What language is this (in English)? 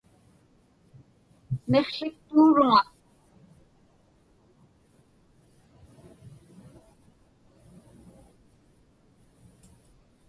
Inupiaq